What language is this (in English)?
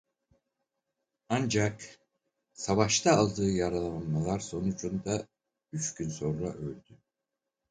Turkish